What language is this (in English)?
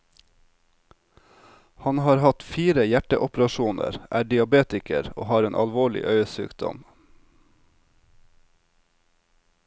Norwegian